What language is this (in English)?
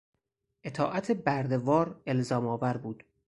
Persian